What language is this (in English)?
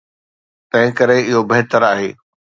Sindhi